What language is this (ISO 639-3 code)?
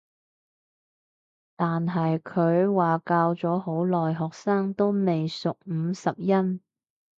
yue